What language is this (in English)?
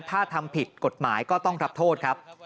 Thai